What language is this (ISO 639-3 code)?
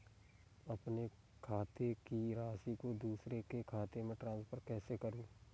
hin